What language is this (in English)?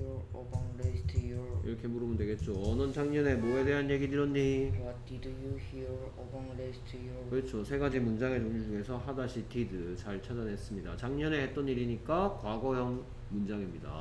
Korean